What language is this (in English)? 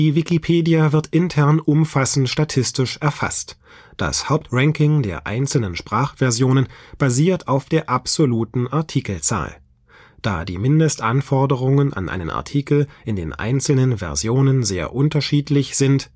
German